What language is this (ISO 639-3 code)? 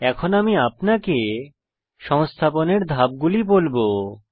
ben